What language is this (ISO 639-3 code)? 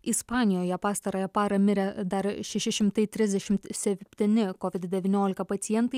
lit